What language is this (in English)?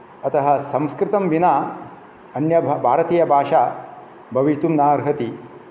Sanskrit